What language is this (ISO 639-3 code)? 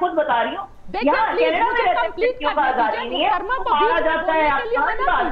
hin